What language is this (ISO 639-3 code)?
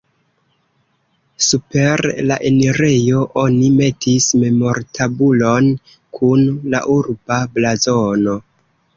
epo